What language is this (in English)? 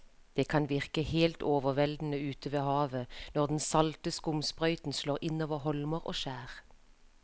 Norwegian